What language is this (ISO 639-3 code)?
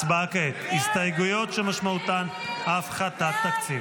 heb